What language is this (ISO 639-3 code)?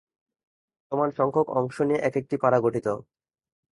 ben